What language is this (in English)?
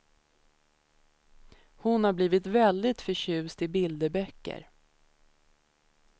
Swedish